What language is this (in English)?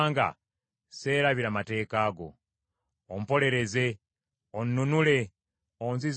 Ganda